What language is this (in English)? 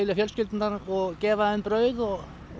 Icelandic